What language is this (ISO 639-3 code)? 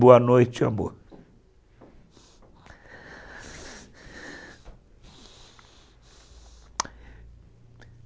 por